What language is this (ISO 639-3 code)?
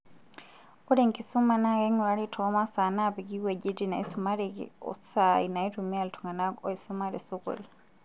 mas